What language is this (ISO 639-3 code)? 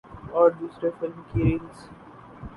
urd